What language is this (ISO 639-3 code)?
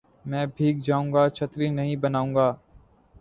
urd